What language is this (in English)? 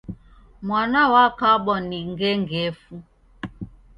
Taita